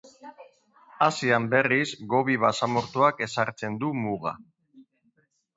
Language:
Basque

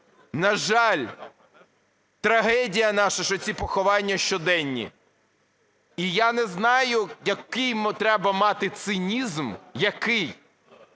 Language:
Ukrainian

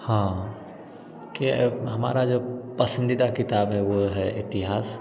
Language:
Hindi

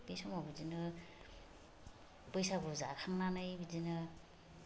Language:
Bodo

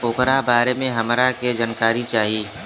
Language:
Bhojpuri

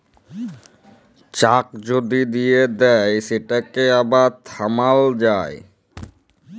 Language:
Bangla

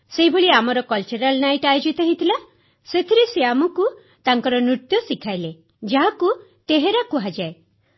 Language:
Odia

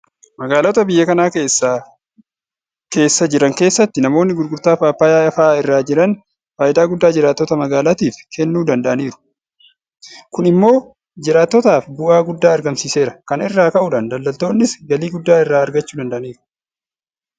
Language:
Oromo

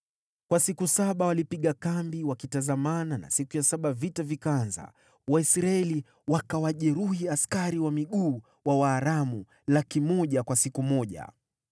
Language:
Swahili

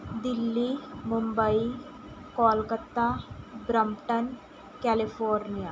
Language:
Punjabi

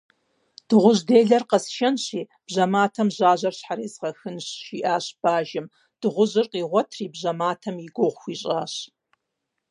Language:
Kabardian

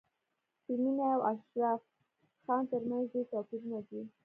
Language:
Pashto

